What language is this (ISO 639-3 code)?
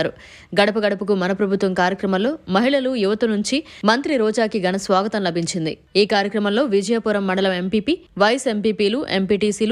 ron